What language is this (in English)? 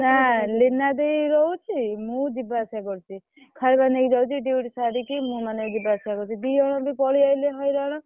Odia